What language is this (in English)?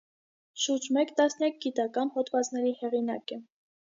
Armenian